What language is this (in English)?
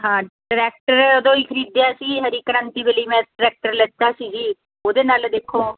Punjabi